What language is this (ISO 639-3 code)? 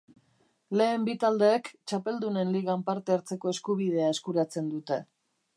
eus